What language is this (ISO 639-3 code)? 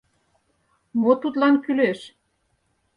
chm